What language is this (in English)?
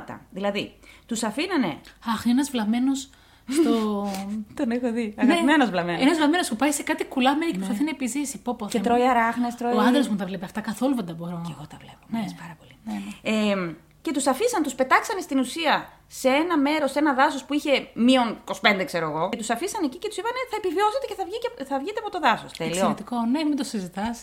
Greek